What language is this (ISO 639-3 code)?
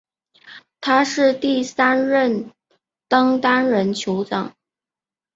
zho